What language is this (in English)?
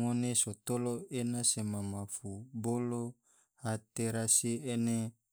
Tidore